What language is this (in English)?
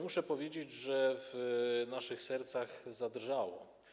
Polish